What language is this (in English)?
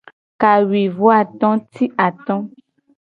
Gen